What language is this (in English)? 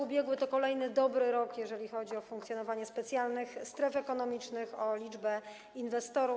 Polish